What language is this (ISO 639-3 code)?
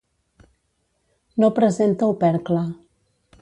cat